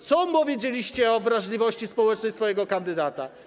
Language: Polish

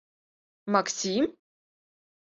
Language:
Mari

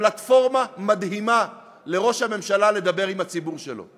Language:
Hebrew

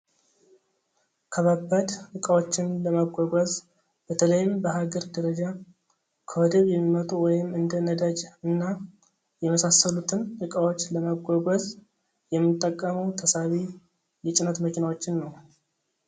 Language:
Amharic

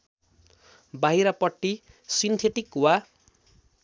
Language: Nepali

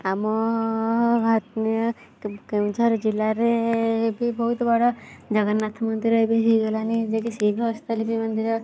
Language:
Odia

